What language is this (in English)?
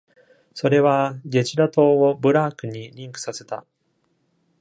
Japanese